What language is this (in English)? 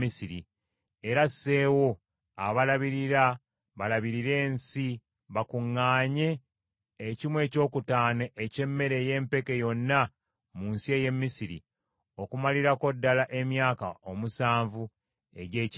Ganda